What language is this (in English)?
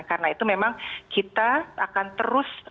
Indonesian